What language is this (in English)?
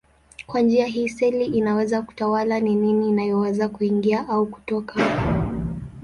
Swahili